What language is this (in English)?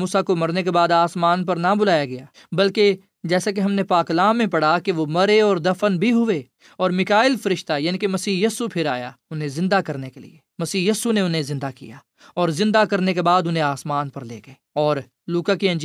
Urdu